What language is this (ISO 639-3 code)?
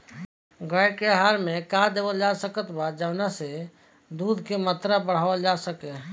bho